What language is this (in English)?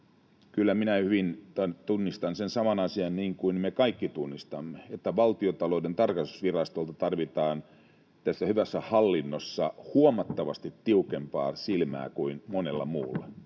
Finnish